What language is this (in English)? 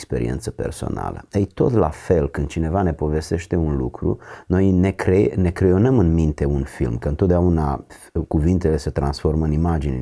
Romanian